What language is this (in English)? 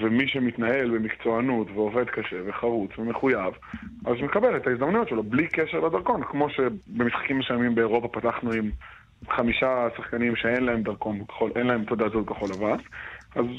Hebrew